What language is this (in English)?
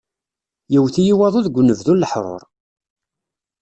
Kabyle